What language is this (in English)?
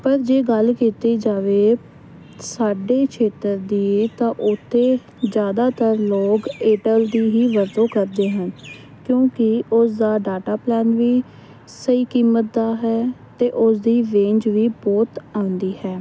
Punjabi